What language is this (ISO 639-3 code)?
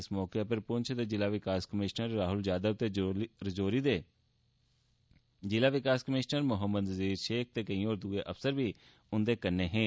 doi